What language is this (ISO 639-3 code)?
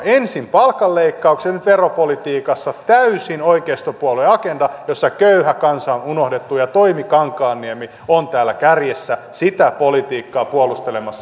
fin